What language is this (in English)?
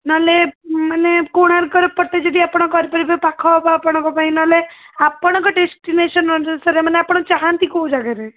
Odia